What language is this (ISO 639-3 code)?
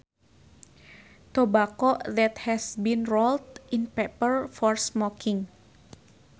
sun